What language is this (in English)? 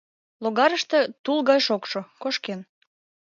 Mari